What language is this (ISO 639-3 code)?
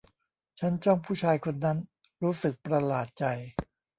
tha